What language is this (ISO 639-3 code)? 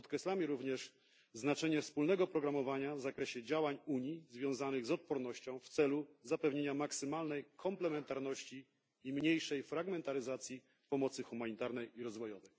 pol